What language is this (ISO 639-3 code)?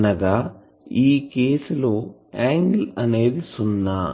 tel